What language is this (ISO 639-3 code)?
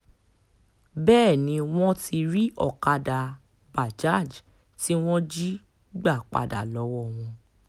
yor